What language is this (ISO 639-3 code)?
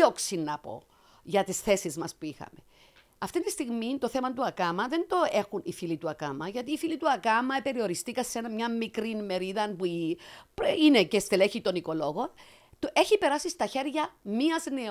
ell